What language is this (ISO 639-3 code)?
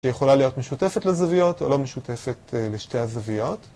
heb